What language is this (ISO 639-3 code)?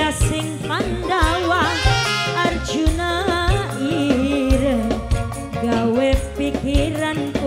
ind